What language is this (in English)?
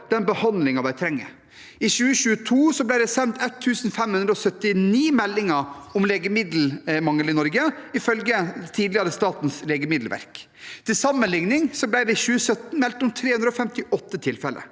Norwegian